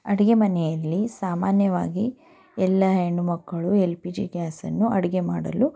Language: Kannada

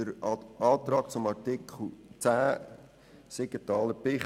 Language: Swiss German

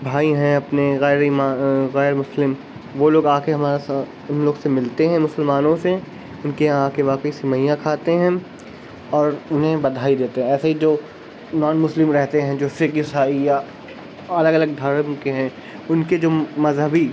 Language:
Urdu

